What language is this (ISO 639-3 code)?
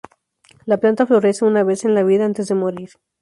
spa